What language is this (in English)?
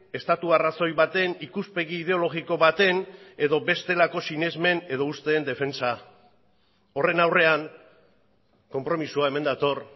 Basque